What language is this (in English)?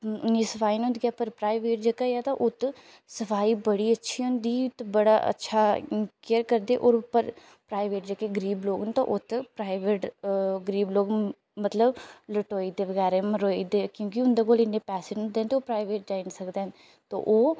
Dogri